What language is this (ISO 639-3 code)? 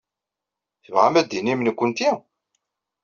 kab